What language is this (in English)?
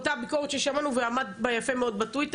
Hebrew